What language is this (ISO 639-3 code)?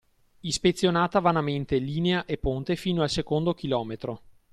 ita